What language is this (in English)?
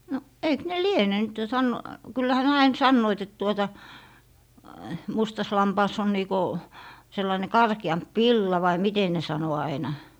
Finnish